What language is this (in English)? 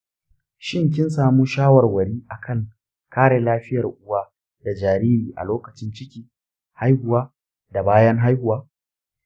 Hausa